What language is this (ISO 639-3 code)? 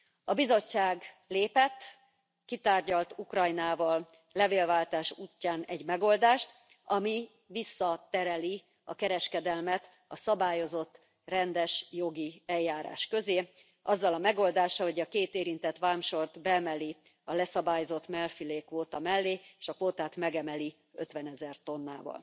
hun